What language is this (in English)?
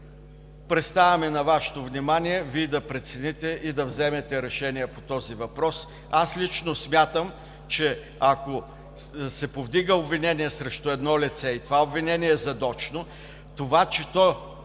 Bulgarian